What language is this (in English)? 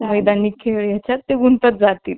Marathi